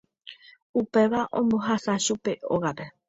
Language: Guarani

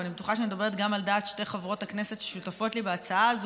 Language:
Hebrew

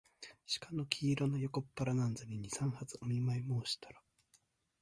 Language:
Japanese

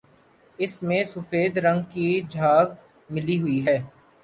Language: Urdu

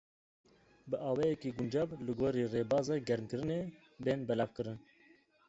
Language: Kurdish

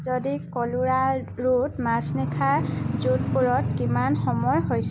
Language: Assamese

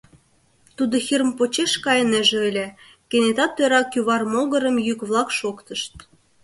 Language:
Mari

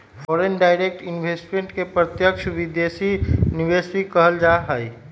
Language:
Magahi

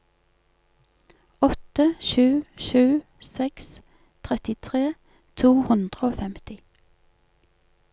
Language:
Norwegian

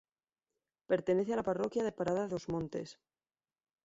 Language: Spanish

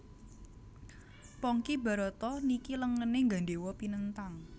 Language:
Javanese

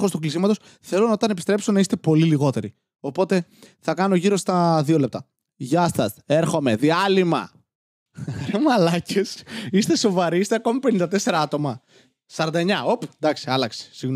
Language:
Greek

